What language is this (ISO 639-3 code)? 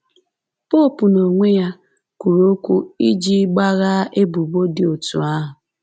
ibo